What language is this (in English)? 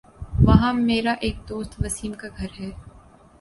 Urdu